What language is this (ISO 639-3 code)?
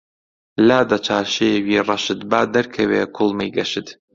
ckb